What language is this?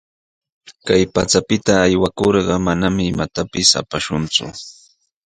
Sihuas Ancash Quechua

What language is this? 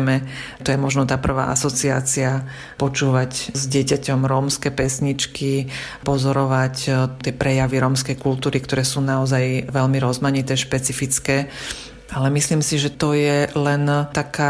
Slovak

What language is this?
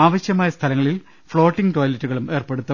Malayalam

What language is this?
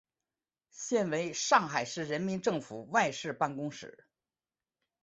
Chinese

